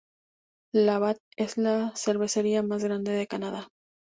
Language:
Spanish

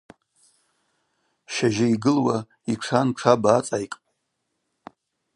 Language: Abaza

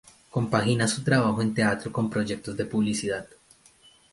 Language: Spanish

